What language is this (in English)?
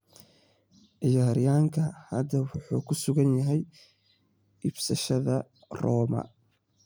Somali